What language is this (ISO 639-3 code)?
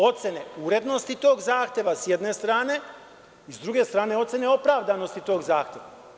srp